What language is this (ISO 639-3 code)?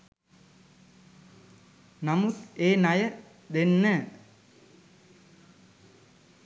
sin